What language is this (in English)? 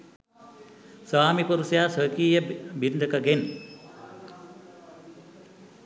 Sinhala